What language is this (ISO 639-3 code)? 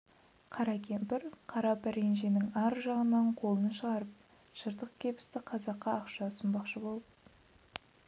kaz